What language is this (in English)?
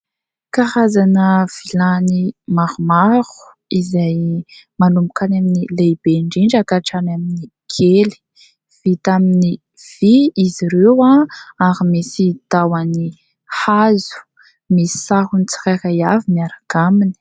Malagasy